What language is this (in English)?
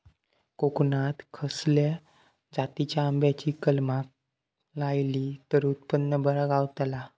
Marathi